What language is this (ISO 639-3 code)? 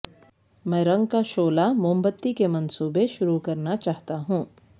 urd